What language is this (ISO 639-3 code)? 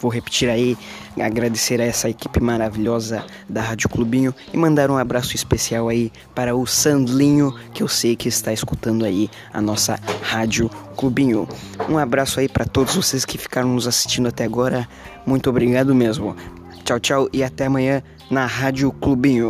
por